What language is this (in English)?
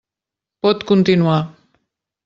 Catalan